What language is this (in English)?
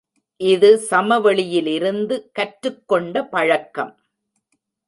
Tamil